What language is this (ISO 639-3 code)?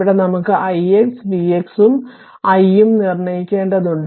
mal